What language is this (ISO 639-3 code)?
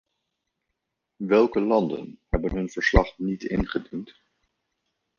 nld